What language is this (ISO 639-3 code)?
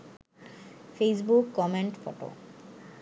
ben